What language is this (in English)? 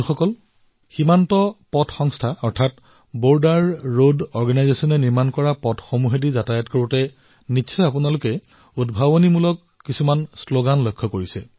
Assamese